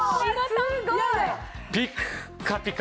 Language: Japanese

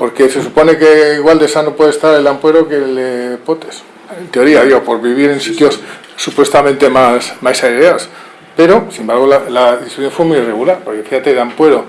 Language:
Spanish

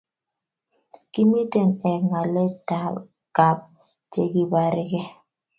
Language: Kalenjin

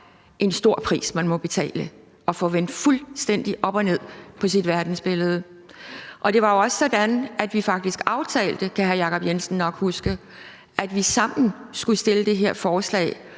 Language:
Danish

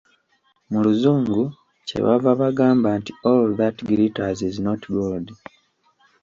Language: Ganda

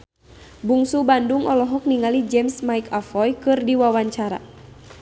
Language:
Sundanese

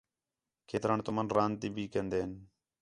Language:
Khetrani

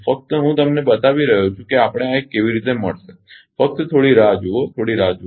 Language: Gujarati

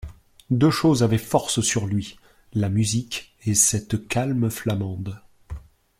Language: French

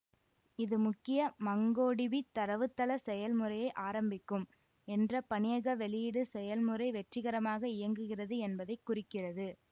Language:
Tamil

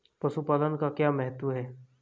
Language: Hindi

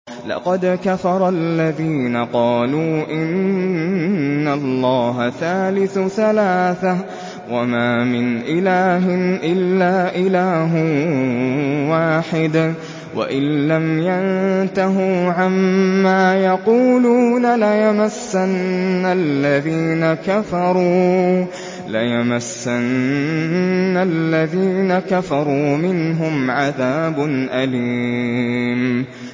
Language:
Arabic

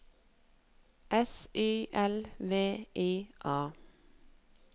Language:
Norwegian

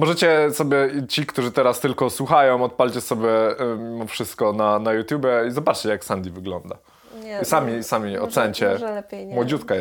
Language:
Polish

